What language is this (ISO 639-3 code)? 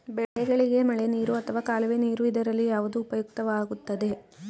kan